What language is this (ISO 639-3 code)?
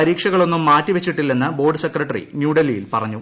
mal